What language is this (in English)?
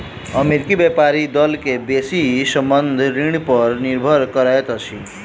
Maithili